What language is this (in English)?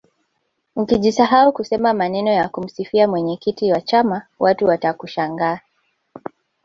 Swahili